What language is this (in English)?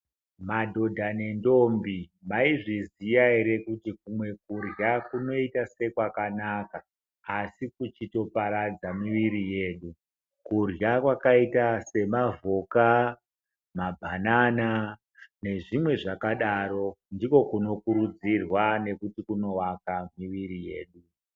Ndau